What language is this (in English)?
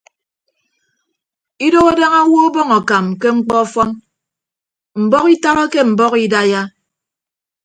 Ibibio